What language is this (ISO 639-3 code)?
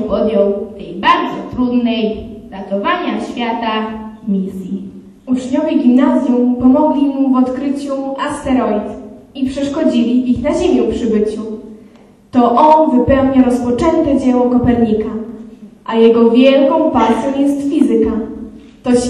pol